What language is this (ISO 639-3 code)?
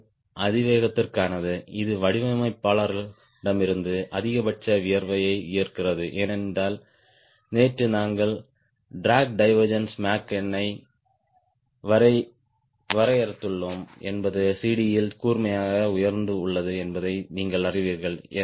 tam